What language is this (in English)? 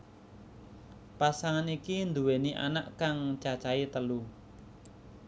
Javanese